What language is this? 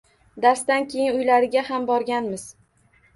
Uzbek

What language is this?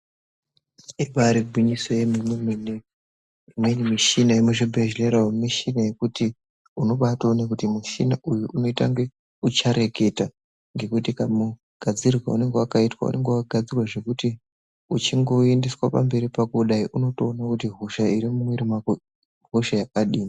Ndau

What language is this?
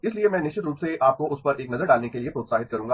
Hindi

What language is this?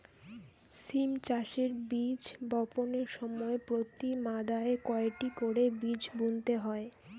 Bangla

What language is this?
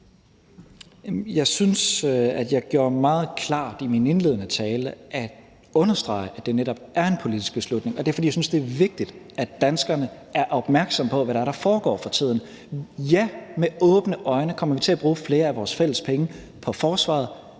Danish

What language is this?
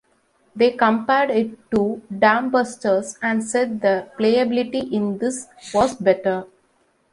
English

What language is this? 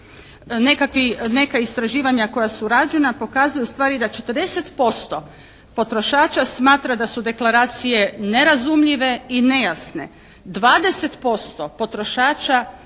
Croatian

